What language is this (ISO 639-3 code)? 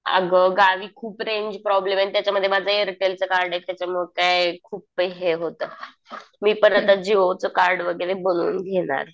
mar